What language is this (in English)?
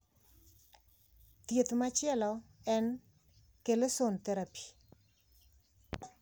Luo (Kenya and Tanzania)